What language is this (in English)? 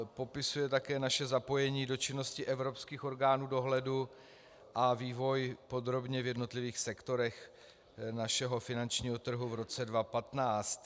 Czech